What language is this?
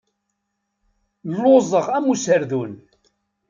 Kabyle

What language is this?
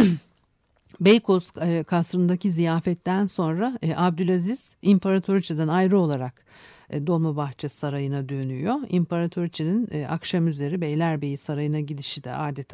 Turkish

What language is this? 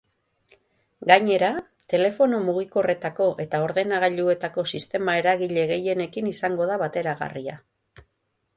Basque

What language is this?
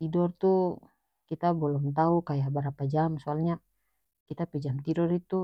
North Moluccan Malay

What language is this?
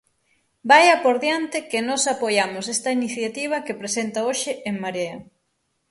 Galician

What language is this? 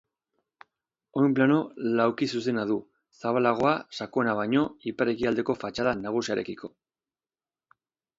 Basque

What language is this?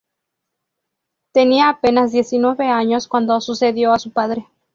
Spanish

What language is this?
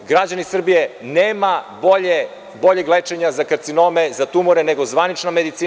Serbian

